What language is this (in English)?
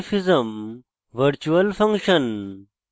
Bangla